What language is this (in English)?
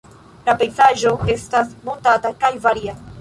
Esperanto